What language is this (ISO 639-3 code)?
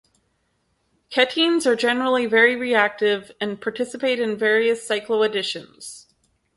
eng